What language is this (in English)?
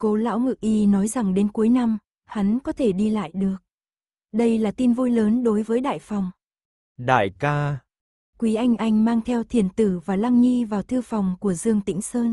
Vietnamese